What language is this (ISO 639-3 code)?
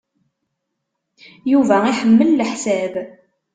kab